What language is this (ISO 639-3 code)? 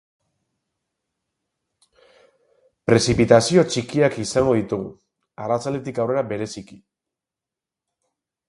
eus